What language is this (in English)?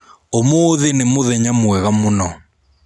Kikuyu